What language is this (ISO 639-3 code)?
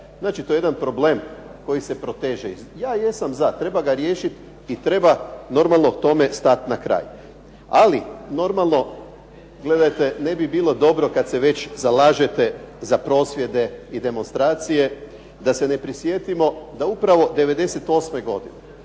hrv